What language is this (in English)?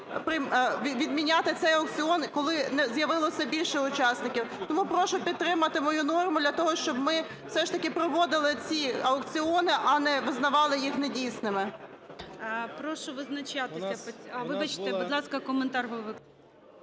Ukrainian